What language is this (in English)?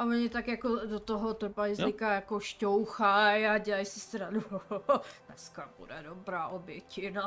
Czech